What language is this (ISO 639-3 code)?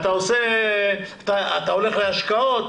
heb